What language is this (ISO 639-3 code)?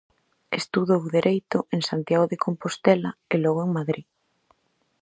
glg